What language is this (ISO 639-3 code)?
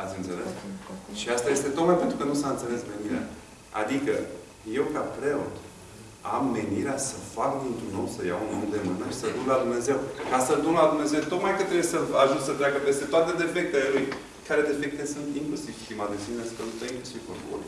ron